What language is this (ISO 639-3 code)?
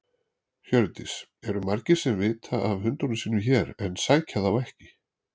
isl